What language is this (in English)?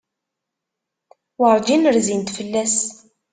Kabyle